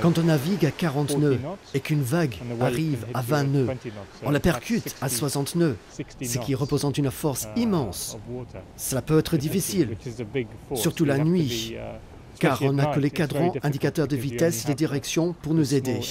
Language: French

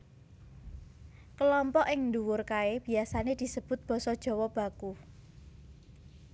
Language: Javanese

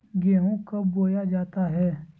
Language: Magahi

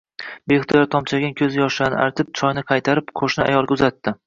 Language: Uzbek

